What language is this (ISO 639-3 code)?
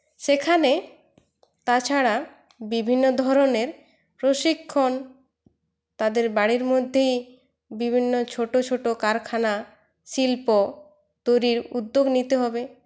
ben